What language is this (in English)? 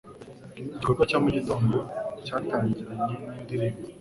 Kinyarwanda